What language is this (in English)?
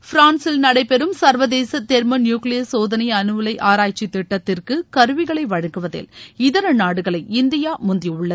Tamil